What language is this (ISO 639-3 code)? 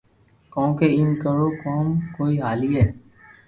lrk